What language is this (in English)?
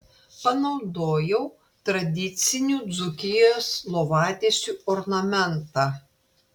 Lithuanian